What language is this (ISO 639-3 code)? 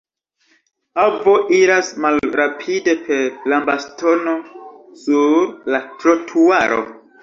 epo